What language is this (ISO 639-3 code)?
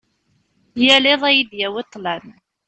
kab